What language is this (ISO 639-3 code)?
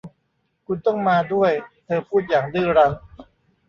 tha